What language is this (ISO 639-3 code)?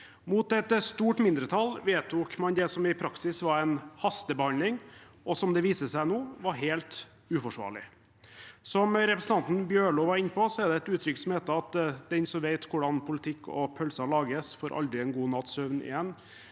nor